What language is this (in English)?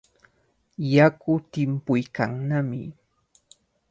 Cajatambo North Lima Quechua